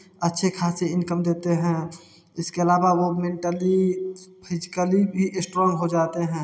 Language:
Hindi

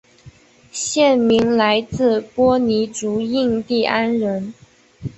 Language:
Chinese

